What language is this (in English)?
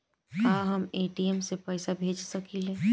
Bhojpuri